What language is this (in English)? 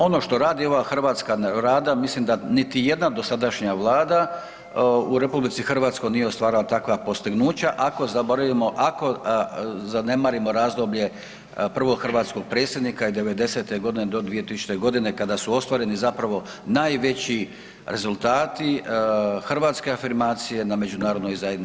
Croatian